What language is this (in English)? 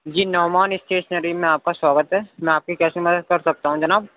Urdu